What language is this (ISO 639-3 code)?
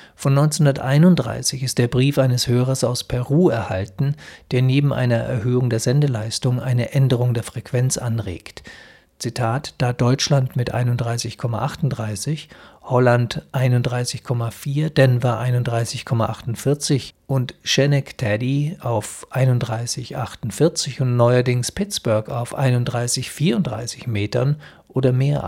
deu